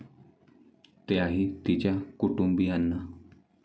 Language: Marathi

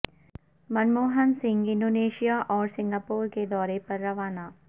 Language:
Urdu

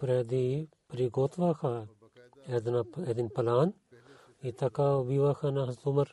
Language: Bulgarian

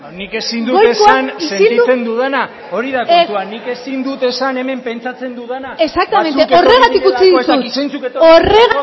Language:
Basque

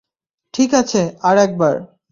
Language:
Bangla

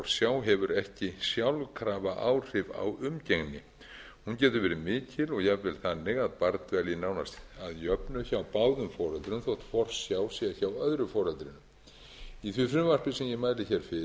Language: Icelandic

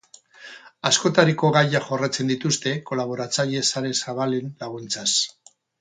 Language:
Basque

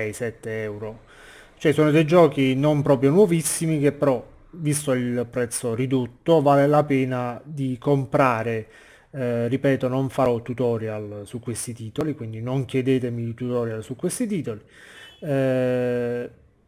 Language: Italian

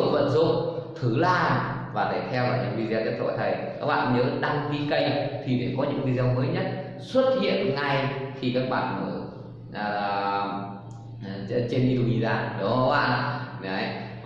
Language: Vietnamese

